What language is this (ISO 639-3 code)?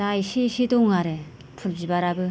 brx